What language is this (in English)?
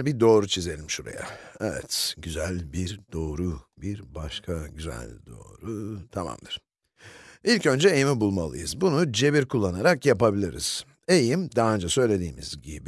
Turkish